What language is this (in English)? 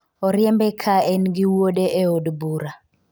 Luo (Kenya and Tanzania)